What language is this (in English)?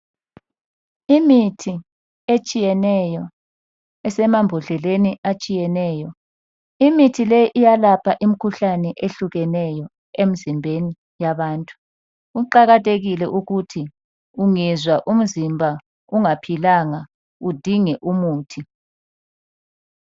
North Ndebele